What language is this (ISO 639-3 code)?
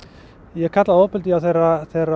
isl